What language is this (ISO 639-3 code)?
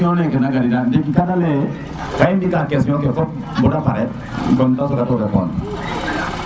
srr